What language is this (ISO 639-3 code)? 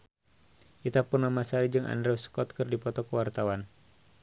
sun